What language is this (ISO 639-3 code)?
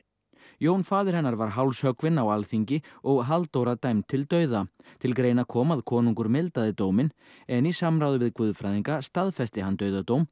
isl